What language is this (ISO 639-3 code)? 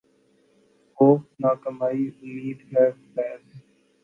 urd